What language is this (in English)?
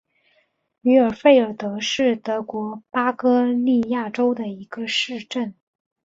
Chinese